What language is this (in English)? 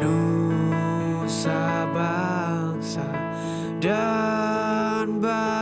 Indonesian